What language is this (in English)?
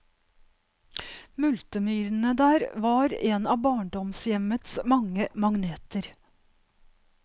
Norwegian